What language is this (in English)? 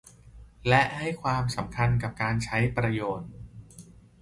Thai